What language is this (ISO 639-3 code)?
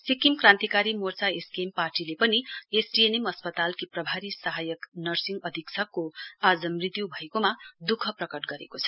nep